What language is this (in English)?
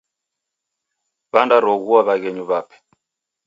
Taita